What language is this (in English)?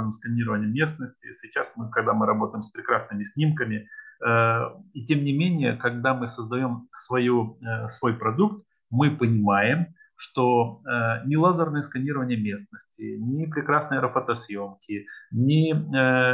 Russian